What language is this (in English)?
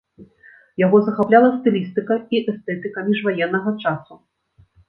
Belarusian